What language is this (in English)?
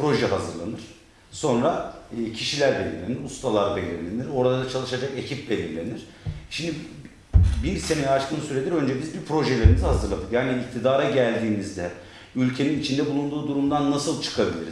Turkish